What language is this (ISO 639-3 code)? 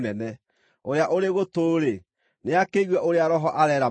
kik